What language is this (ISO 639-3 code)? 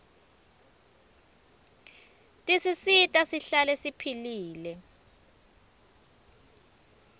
ssw